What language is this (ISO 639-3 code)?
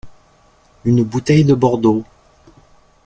fra